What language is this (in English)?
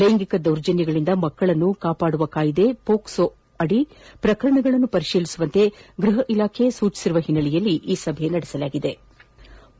Kannada